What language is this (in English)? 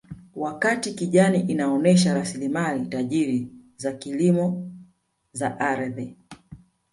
Swahili